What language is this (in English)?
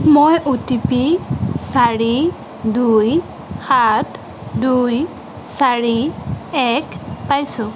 Assamese